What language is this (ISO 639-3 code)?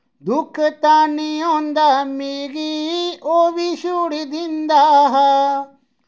doi